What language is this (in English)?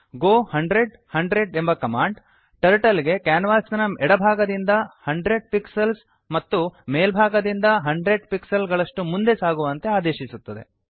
Kannada